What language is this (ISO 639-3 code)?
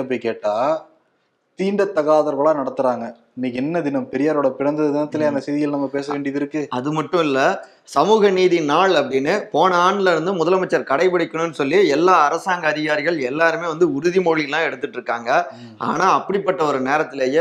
tam